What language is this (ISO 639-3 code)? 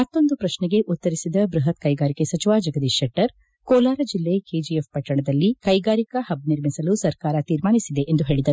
kan